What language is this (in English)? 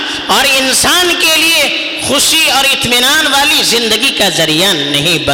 Urdu